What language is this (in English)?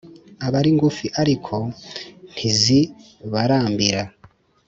Kinyarwanda